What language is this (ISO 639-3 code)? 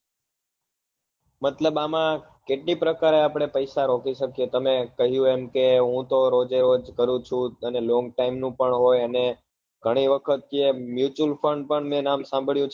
guj